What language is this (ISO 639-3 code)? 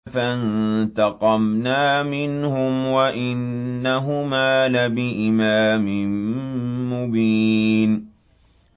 ara